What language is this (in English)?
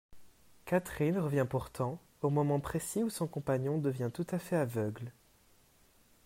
French